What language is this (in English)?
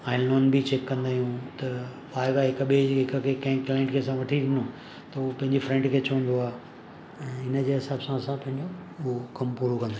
Sindhi